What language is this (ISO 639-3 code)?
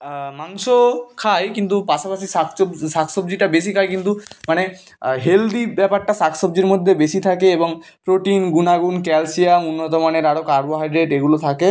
ben